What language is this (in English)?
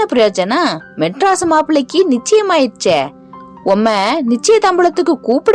Tamil